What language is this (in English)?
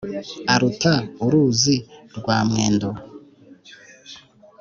Kinyarwanda